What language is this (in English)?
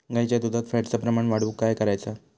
Marathi